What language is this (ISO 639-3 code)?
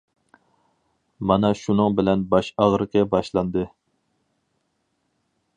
uig